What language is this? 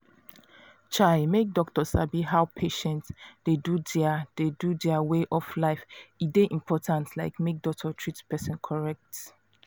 Nigerian Pidgin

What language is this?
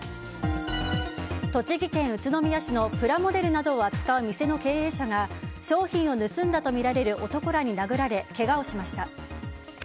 Japanese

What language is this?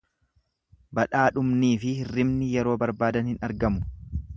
Oromo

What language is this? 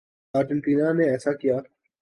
Urdu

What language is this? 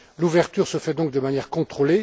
French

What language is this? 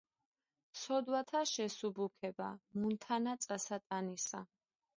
Georgian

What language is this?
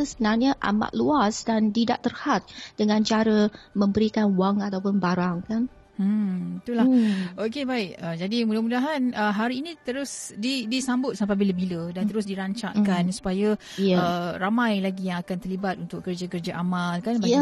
Malay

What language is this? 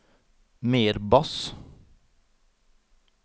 Norwegian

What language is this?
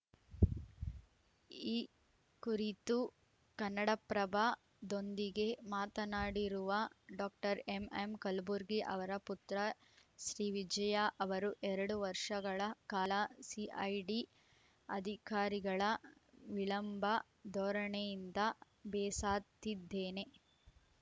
Kannada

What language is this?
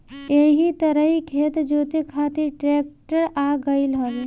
Bhojpuri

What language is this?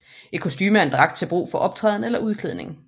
Danish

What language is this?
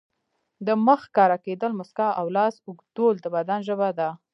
Pashto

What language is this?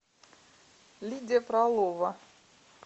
Russian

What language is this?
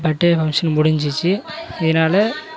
Tamil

